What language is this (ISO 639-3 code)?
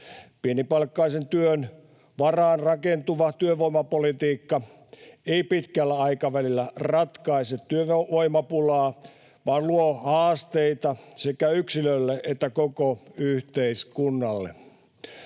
fin